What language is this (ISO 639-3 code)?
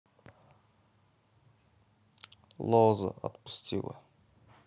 rus